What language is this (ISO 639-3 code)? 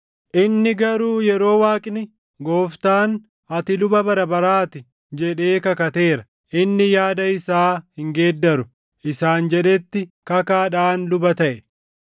orm